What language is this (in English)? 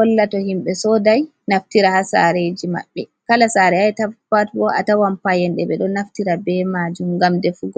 Fula